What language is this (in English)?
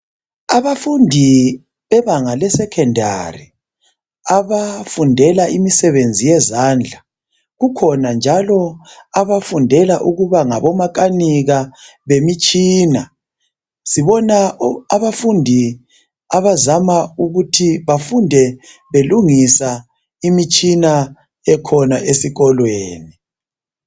North Ndebele